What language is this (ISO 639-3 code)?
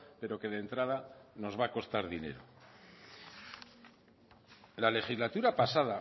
spa